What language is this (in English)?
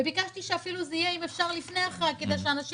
Hebrew